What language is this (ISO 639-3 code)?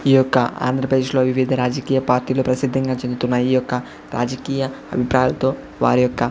tel